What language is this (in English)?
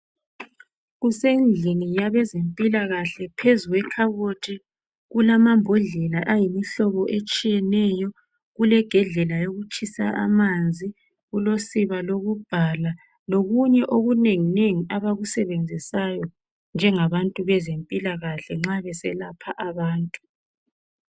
North Ndebele